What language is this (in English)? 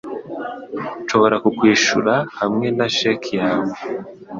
Kinyarwanda